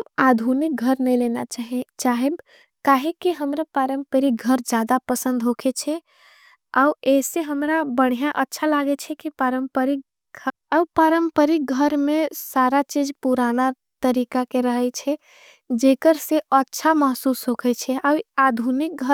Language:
Angika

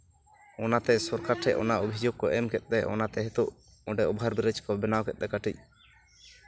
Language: Santali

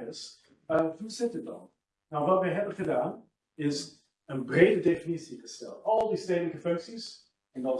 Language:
Dutch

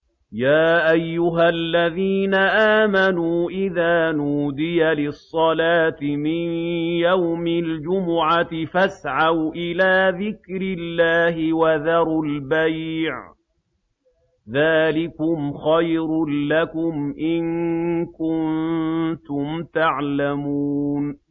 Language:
Arabic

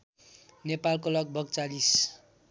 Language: Nepali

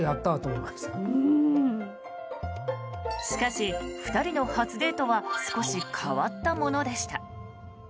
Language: Japanese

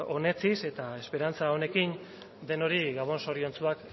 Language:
Basque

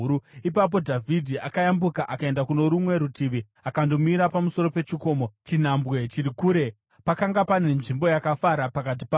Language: Shona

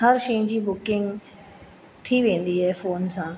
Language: Sindhi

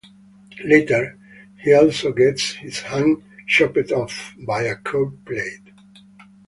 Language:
English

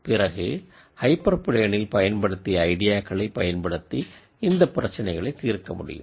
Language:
Tamil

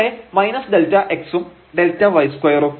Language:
Malayalam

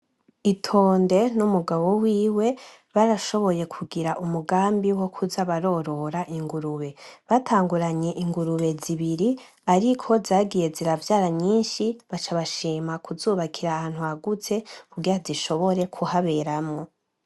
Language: Rundi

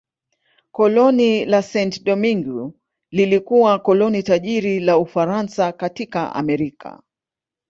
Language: Swahili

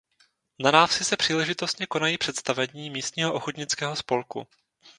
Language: Czech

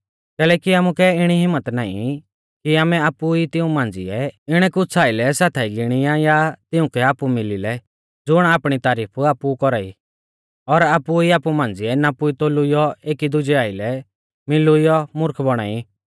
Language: Mahasu Pahari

